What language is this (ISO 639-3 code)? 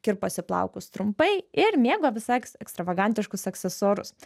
lit